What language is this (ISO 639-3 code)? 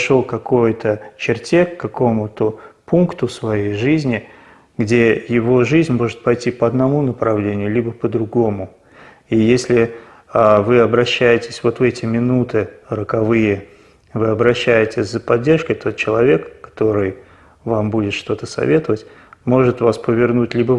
ita